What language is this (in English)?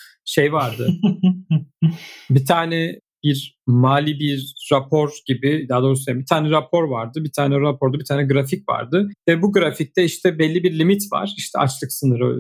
Turkish